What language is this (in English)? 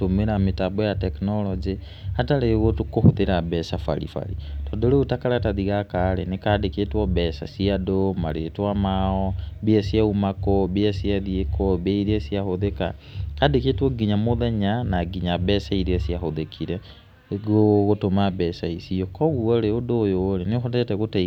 Kikuyu